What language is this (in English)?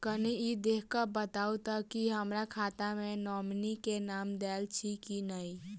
Maithili